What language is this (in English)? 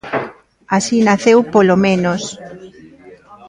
Galician